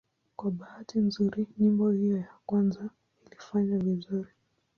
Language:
Swahili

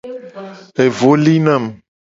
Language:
Gen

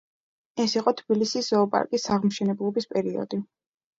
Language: Georgian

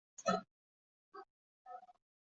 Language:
Chinese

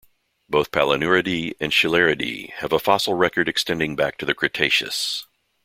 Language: English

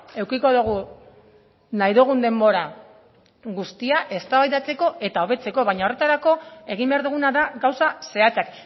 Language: Basque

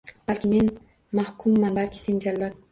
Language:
Uzbek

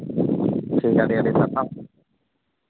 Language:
Santali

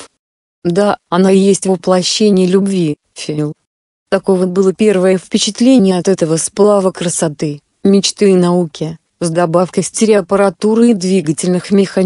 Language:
Russian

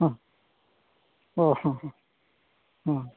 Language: Santali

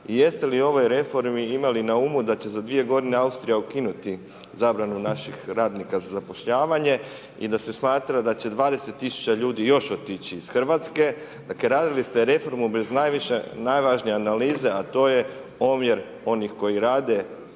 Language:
Croatian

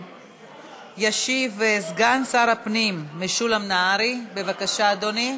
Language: Hebrew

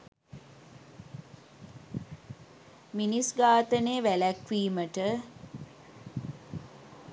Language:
Sinhala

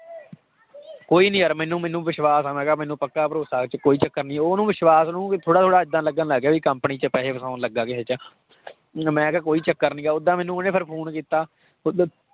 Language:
Punjabi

